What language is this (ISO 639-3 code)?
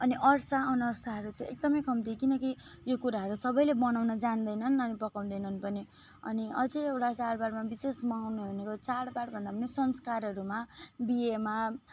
nep